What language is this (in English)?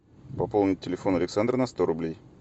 Russian